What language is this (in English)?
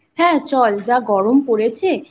Bangla